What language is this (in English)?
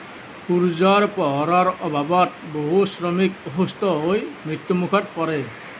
Assamese